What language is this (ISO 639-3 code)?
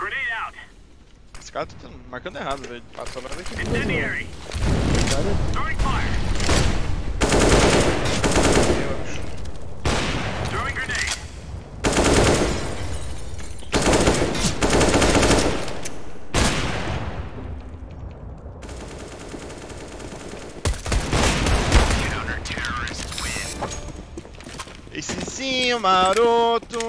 por